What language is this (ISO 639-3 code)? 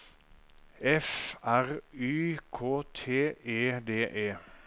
nor